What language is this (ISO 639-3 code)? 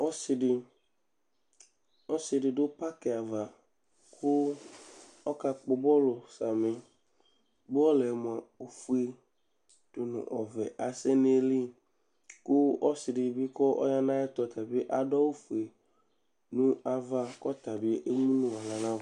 kpo